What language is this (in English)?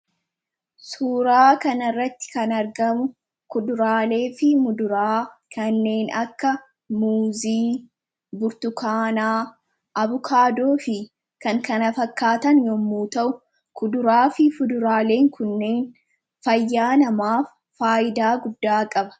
Oromo